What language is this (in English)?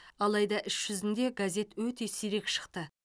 Kazakh